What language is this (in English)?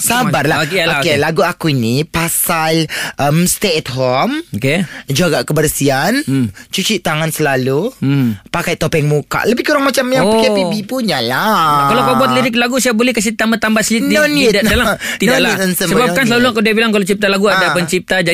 Malay